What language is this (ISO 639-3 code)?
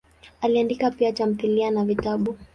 swa